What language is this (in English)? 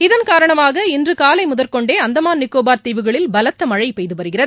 Tamil